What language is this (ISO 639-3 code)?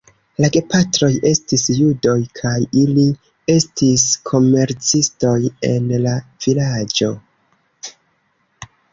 epo